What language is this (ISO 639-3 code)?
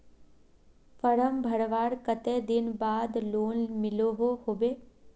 mag